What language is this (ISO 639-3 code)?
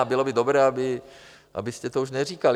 ces